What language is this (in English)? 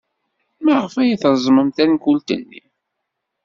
Kabyle